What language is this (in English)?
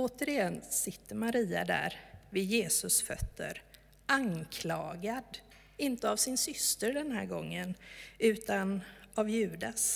Swedish